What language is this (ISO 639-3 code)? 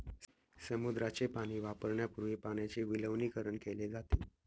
mar